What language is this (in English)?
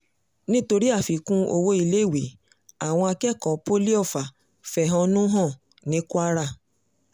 Yoruba